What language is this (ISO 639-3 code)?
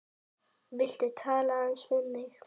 isl